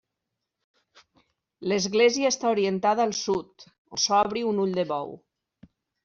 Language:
Catalan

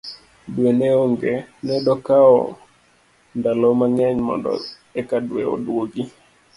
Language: Luo (Kenya and Tanzania)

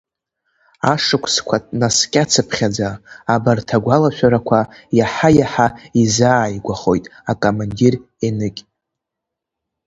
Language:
Abkhazian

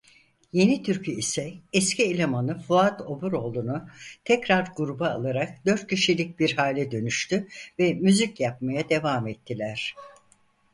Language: Turkish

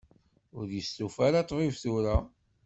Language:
Kabyle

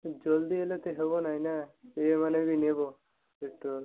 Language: Odia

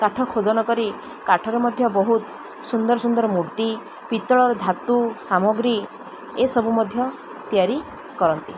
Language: Odia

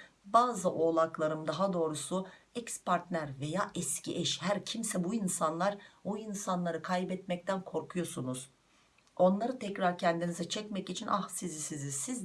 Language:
Turkish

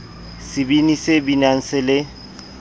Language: Southern Sotho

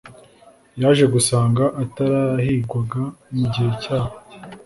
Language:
Kinyarwanda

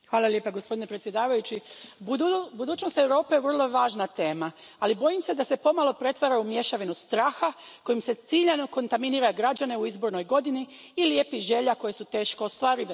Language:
Croatian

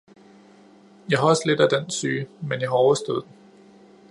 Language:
Danish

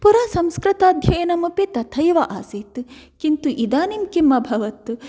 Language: Sanskrit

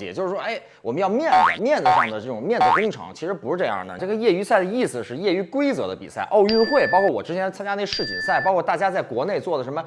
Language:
Chinese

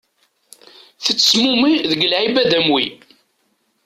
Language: Kabyle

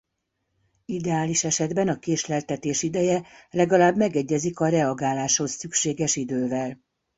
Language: Hungarian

